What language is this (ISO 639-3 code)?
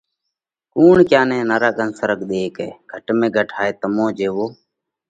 kvx